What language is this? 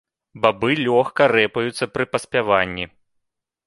Belarusian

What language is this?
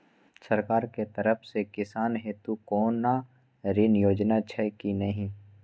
Maithili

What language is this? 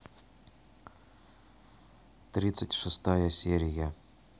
Russian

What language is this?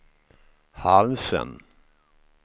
Swedish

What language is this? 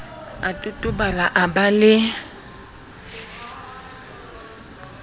Southern Sotho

